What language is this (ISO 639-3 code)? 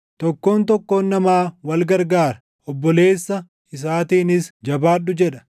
orm